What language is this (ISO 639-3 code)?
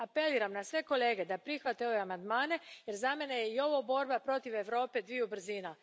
hrv